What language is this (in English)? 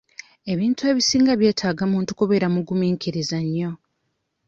Ganda